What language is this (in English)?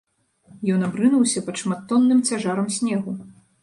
Belarusian